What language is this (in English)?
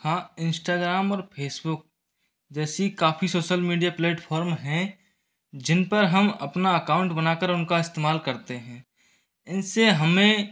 Hindi